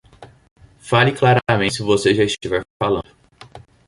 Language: Portuguese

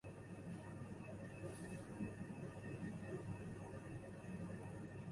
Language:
Chinese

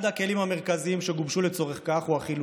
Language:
Hebrew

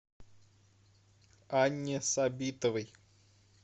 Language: Russian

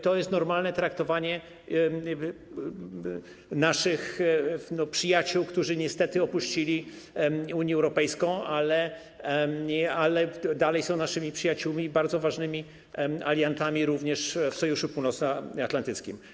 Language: Polish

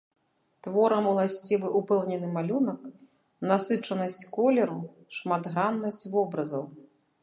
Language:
Belarusian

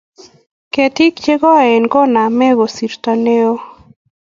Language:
Kalenjin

